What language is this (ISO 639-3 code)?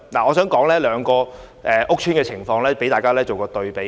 yue